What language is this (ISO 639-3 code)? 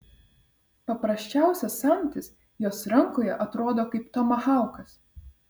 lit